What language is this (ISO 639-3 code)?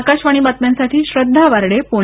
mar